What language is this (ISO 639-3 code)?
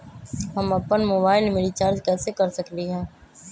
mag